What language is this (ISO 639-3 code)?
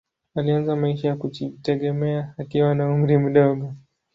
swa